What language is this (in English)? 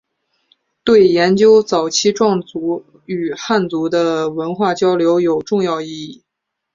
Chinese